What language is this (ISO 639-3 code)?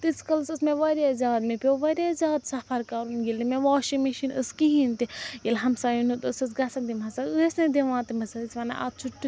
kas